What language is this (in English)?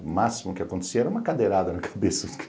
Portuguese